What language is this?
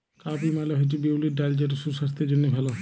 Bangla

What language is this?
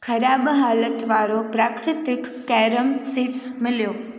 Sindhi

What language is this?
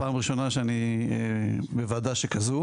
Hebrew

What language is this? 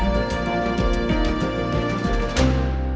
Indonesian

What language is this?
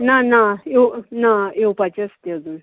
Konkani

